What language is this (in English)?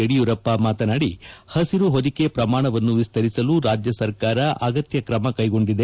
Kannada